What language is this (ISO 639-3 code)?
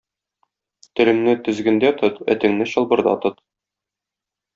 tat